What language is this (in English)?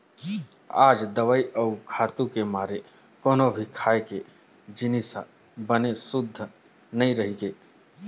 Chhattisgarhi